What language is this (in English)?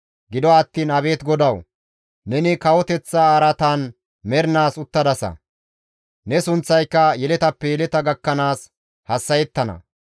Gamo